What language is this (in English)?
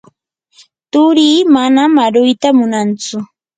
Yanahuanca Pasco Quechua